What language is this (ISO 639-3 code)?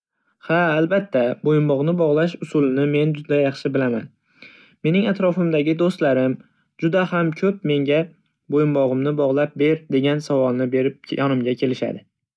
uzb